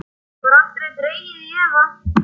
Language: Icelandic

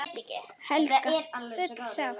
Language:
Icelandic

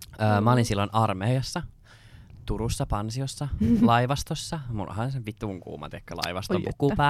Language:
Finnish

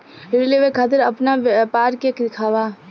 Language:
Bhojpuri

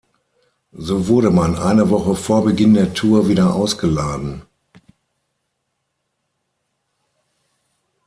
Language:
German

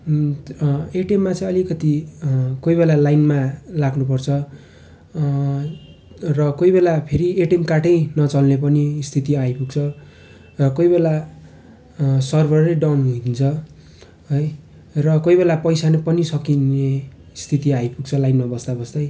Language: Nepali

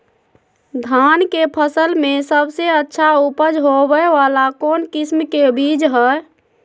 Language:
Magahi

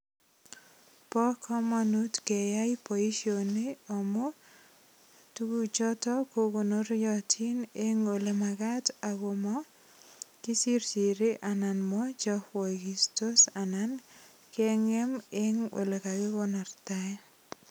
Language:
Kalenjin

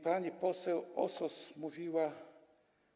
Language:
Polish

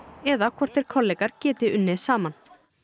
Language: Icelandic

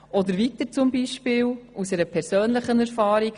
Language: Swiss German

